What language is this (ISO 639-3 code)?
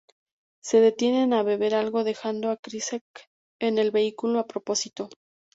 spa